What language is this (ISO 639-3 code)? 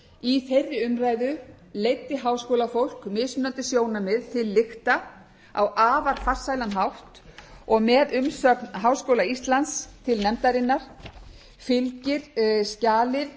isl